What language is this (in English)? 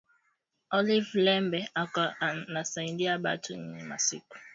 Swahili